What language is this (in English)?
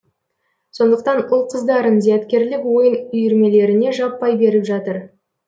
Kazakh